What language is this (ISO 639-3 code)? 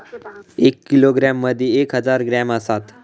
mar